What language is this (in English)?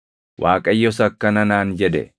Oromo